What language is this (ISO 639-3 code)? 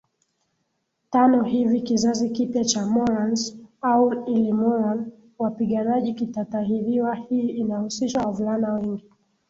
swa